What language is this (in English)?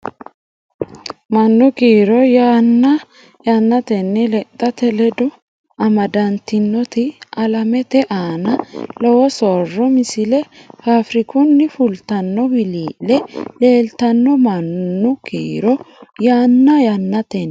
Sidamo